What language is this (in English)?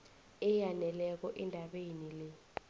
South Ndebele